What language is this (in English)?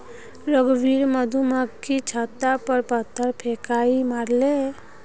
Magahi